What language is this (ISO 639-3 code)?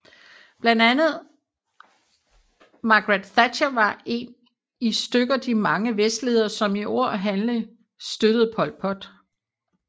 dan